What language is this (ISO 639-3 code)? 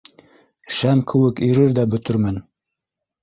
bak